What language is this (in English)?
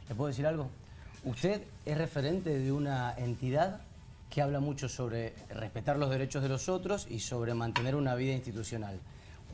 Spanish